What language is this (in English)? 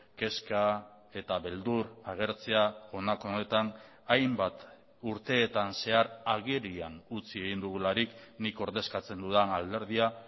Basque